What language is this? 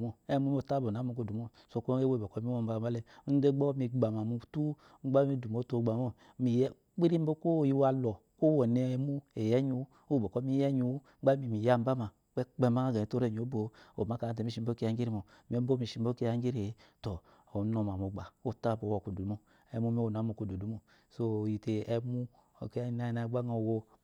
Eloyi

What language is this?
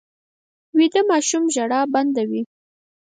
Pashto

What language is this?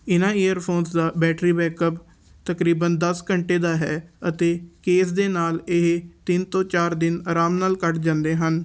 Punjabi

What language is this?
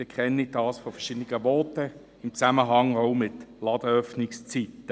Swiss German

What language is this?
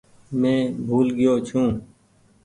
Goaria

